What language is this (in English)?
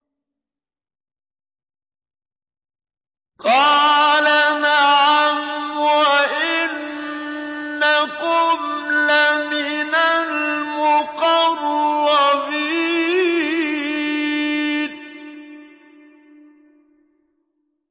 Arabic